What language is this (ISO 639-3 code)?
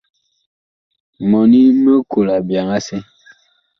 bkh